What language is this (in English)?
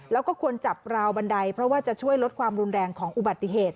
Thai